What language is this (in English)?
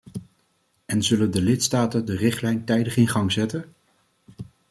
Dutch